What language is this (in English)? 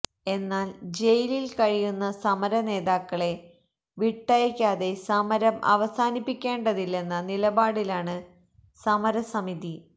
Malayalam